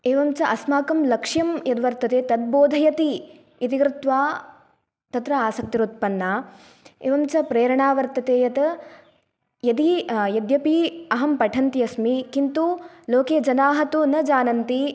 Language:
Sanskrit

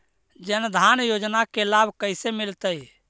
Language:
Magahi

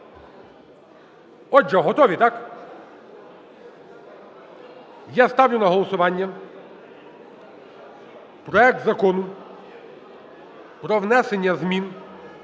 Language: Ukrainian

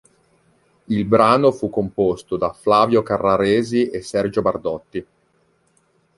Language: Italian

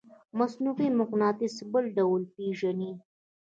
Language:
Pashto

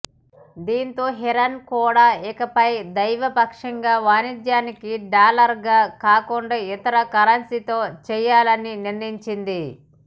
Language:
Telugu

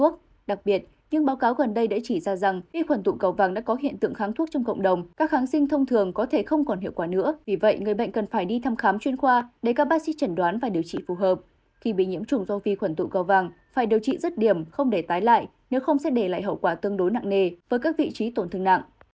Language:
Vietnamese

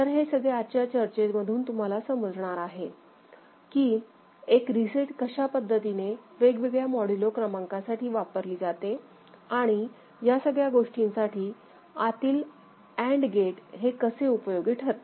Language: Marathi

